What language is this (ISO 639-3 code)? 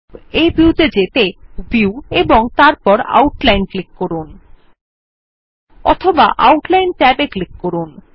ben